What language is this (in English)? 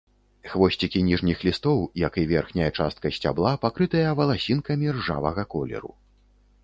Belarusian